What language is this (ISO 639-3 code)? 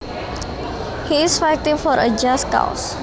jav